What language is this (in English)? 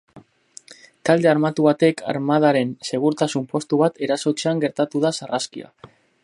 Basque